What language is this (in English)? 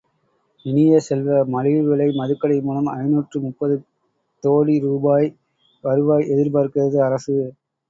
Tamil